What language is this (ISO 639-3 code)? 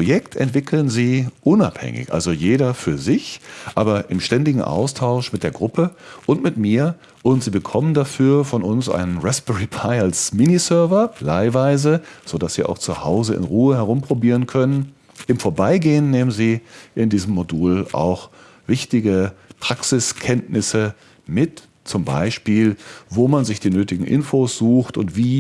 deu